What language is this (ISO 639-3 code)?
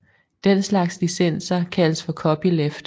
dan